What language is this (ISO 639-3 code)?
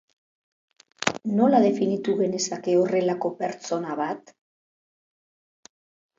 eus